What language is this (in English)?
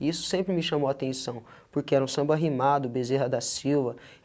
Portuguese